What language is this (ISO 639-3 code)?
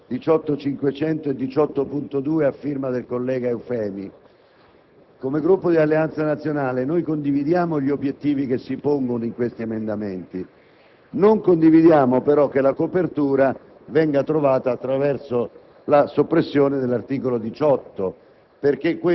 ita